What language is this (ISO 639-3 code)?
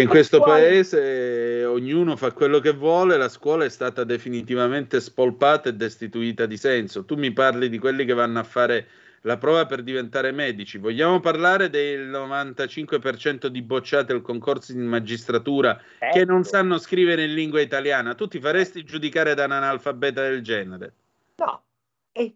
ita